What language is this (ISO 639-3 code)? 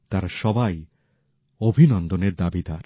ben